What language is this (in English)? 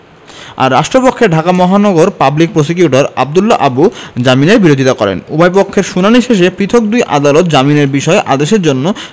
Bangla